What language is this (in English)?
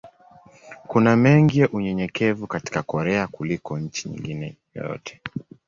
Swahili